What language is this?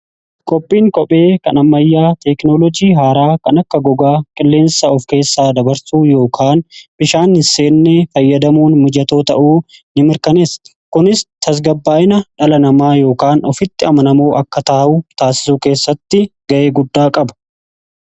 Oromo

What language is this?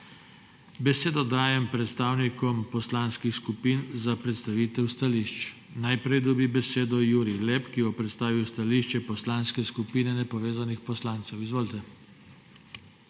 Slovenian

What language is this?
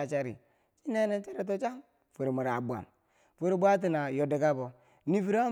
Bangwinji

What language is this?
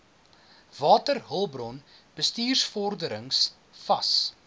Afrikaans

